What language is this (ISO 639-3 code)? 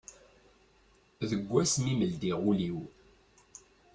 kab